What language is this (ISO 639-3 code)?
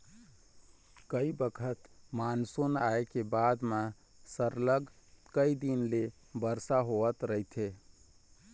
hne